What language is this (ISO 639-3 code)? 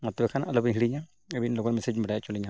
sat